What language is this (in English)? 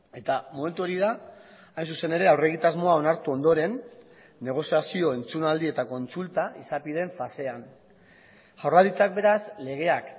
Basque